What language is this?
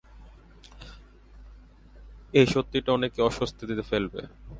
Bangla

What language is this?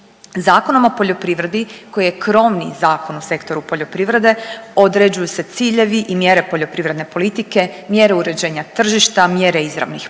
Croatian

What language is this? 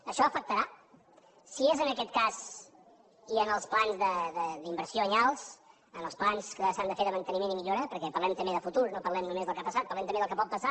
Catalan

